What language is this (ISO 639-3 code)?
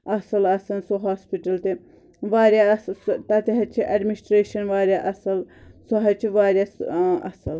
kas